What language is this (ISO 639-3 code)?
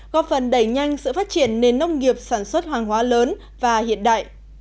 vie